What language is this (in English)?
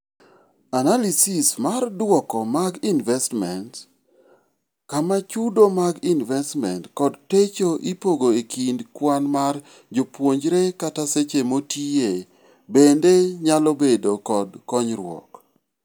Luo (Kenya and Tanzania)